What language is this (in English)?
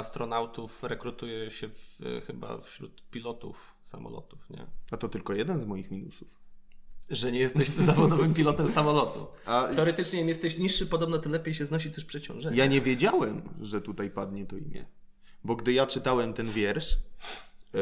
Polish